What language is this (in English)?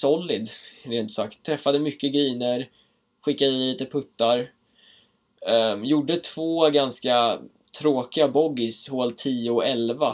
Swedish